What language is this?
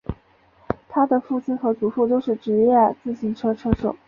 Chinese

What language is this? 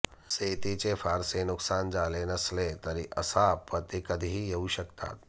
Marathi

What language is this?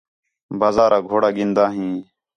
Khetrani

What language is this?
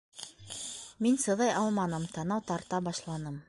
Bashkir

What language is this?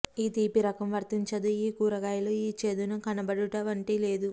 Telugu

